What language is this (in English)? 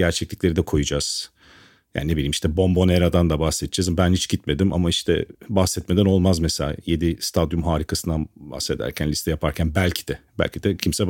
Turkish